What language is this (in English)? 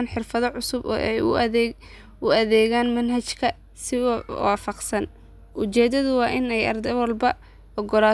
Somali